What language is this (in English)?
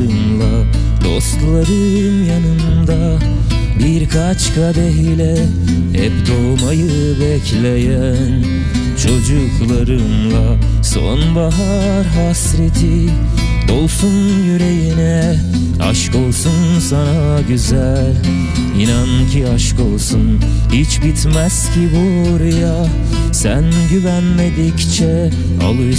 Turkish